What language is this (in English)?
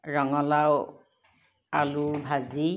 Assamese